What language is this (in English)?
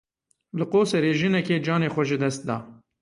Kurdish